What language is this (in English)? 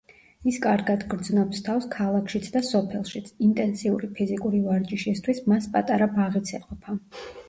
Georgian